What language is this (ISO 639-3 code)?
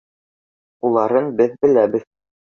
bak